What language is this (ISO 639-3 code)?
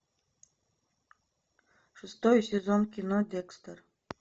rus